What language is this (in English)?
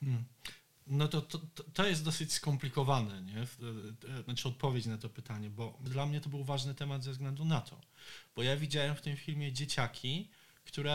Polish